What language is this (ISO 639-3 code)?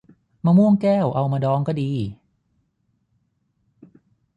tha